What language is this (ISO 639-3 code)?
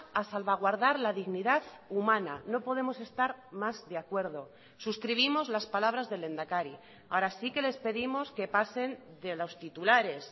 spa